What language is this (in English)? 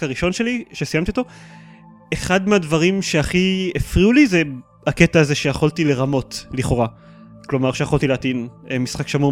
Hebrew